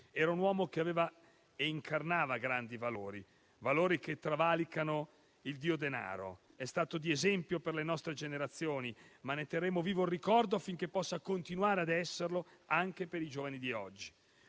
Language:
Italian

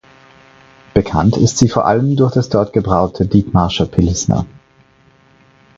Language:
German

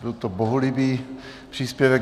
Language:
Czech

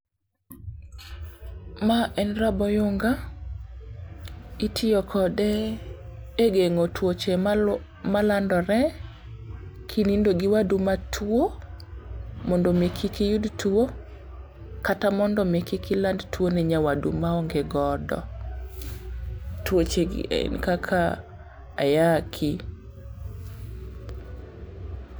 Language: Luo (Kenya and Tanzania)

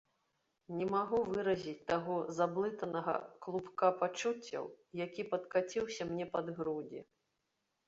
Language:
Belarusian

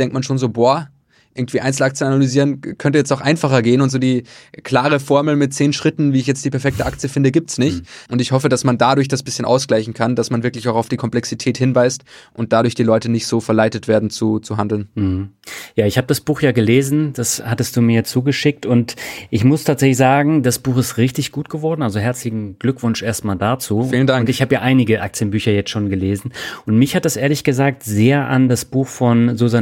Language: German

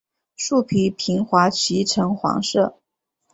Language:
Chinese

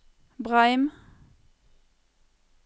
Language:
Norwegian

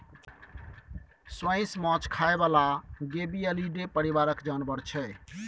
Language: Maithili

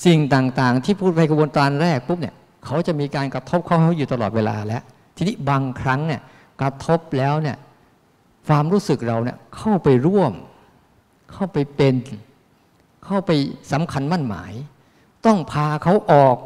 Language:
Thai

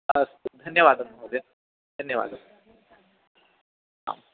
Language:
Sanskrit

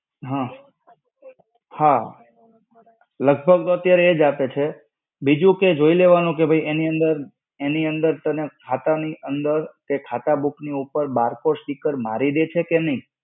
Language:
Gujarati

